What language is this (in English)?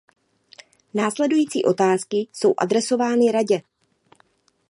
Czech